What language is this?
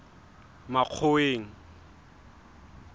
Southern Sotho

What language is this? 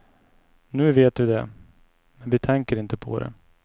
Swedish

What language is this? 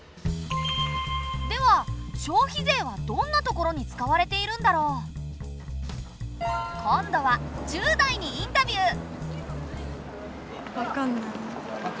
Japanese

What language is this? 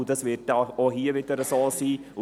Swiss German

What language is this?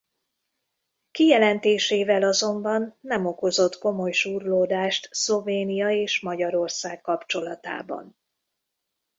Hungarian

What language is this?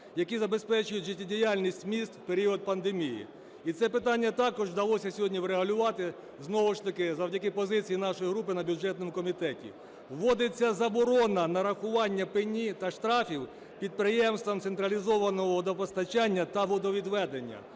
Ukrainian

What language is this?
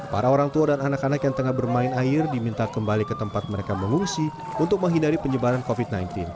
Indonesian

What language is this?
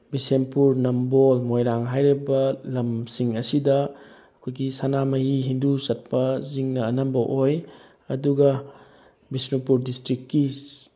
Manipuri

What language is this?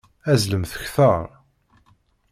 Kabyle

